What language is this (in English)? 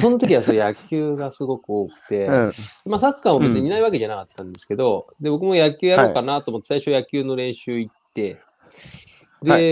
Japanese